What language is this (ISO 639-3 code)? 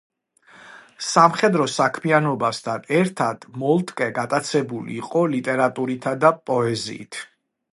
kat